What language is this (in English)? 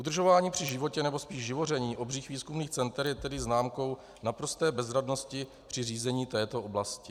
Czech